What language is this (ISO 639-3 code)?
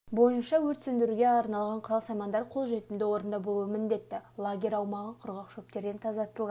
kaz